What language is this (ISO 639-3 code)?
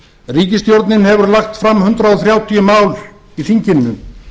isl